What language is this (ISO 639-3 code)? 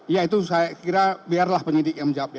ind